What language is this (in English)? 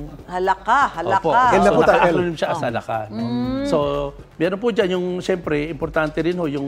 Filipino